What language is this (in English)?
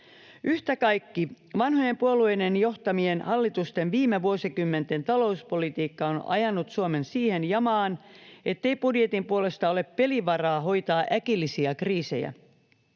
Finnish